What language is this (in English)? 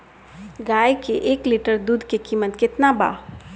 Bhojpuri